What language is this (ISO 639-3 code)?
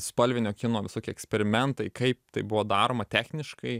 lit